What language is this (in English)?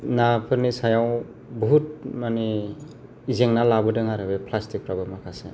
Bodo